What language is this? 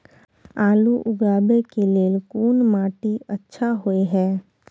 Maithili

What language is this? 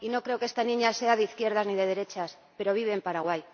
Spanish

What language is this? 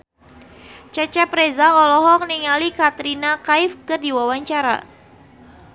Sundanese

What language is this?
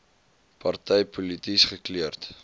Afrikaans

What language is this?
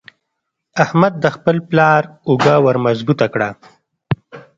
Pashto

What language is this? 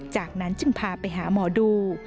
Thai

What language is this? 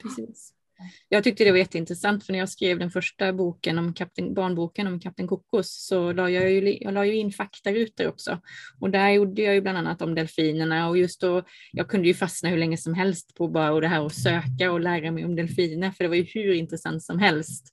Swedish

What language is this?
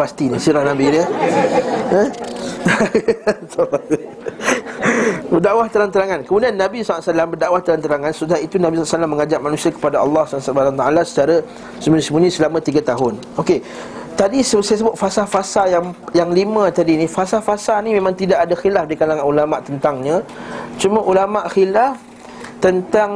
Malay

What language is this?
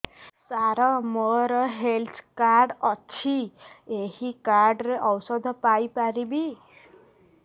Odia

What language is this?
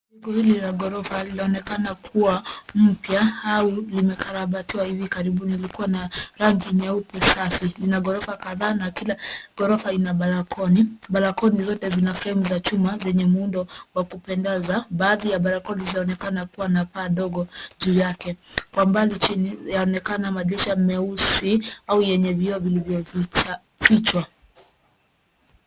Swahili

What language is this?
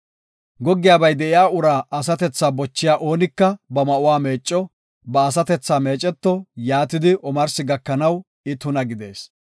Gofa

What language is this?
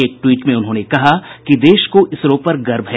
Hindi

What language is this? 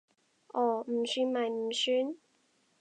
Cantonese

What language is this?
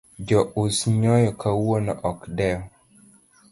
Luo (Kenya and Tanzania)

